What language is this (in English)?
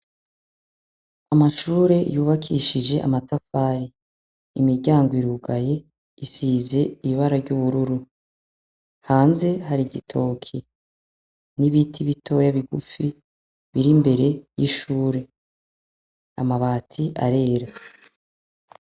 Rundi